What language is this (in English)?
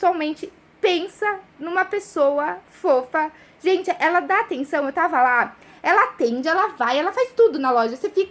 Portuguese